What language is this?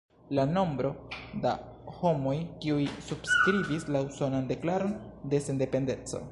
Esperanto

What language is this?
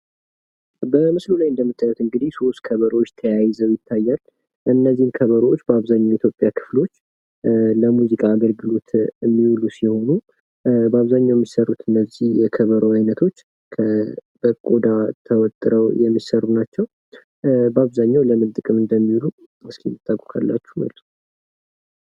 Amharic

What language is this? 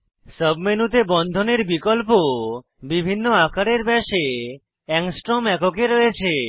Bangla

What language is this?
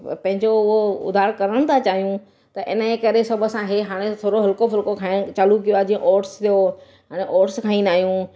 Sindhi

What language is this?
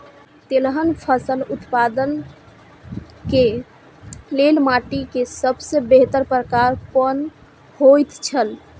Maithili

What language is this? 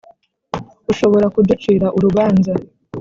Kinyarwanda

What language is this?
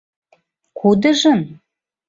Mari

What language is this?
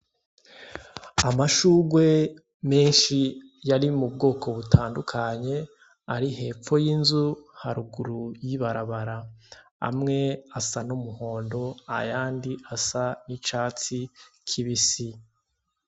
Rundi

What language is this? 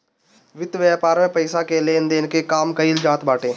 Bhojpuri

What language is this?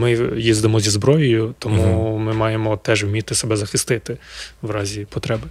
Ukrainian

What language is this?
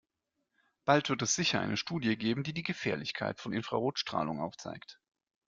German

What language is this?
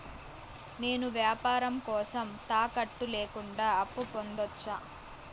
Telugu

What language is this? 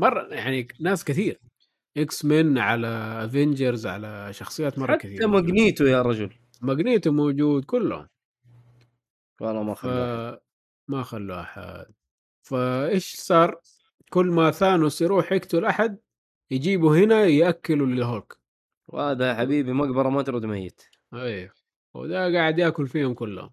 Arabic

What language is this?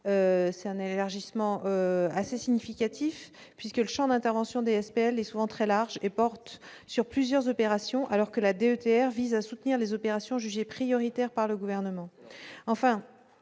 French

